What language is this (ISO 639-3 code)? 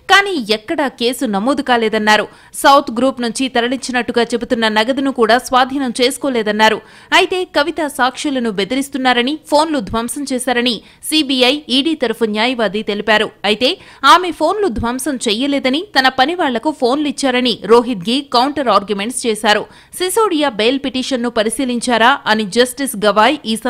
tel